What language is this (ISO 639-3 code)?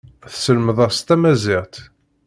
kab